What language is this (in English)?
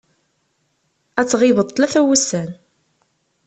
Kabyle